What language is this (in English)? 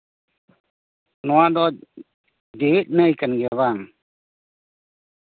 Santali